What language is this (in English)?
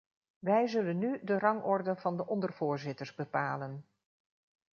Dutch